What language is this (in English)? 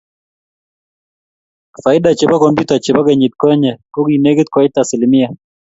Kalenjin